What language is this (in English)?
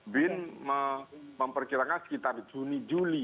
Indonesian